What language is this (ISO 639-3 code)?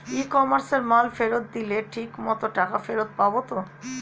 ben